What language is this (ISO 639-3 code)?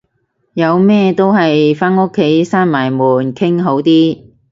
yue